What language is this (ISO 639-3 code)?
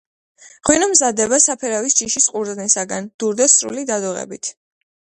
kat